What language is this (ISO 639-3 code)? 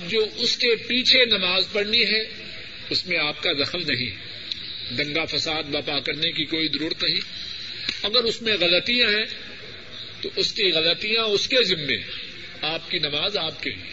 urd